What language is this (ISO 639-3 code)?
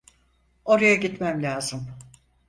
tur